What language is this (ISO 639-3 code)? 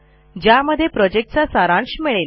mar